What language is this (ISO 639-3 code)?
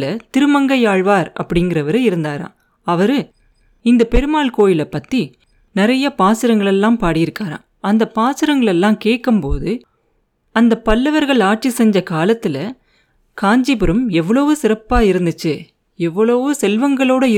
tam